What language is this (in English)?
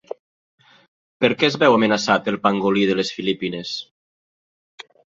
Catalan